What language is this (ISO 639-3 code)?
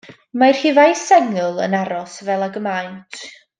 cym